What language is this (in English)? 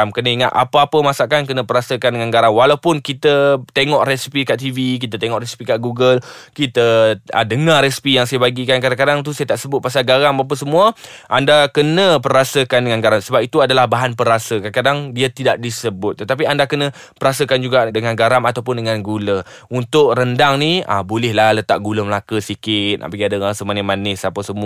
Malay